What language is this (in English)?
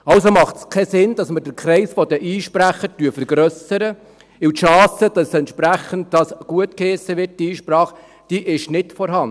Swiss German